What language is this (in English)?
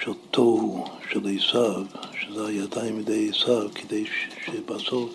Hebrew